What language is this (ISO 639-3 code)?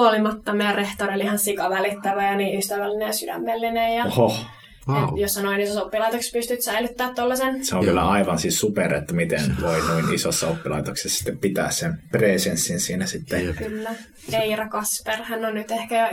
fin